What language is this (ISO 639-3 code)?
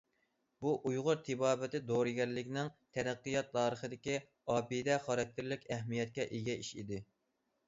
uig